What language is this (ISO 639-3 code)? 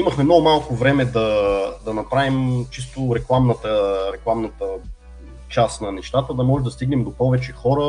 bul